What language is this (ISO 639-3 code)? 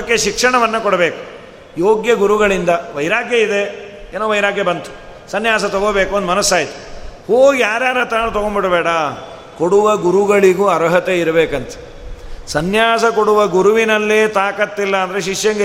kan